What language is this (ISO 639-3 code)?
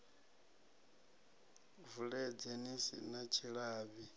ven